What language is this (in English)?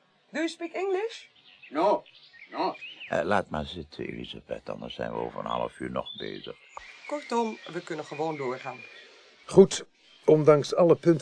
Dutch